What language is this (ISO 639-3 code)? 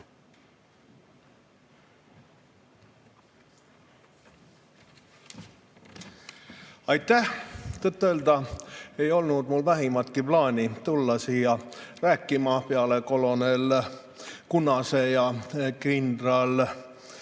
est